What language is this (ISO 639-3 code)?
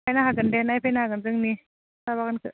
brx